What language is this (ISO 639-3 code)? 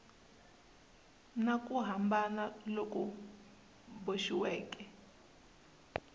tso